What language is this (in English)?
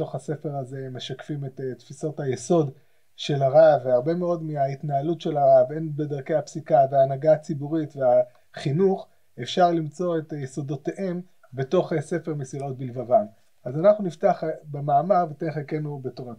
Hebrew